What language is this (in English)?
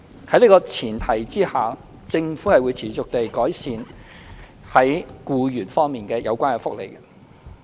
Cantonese